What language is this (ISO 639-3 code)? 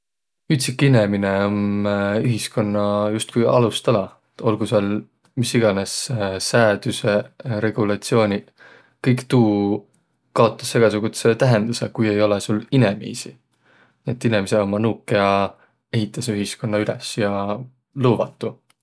vro